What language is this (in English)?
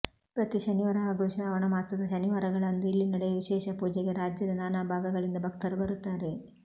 Kannada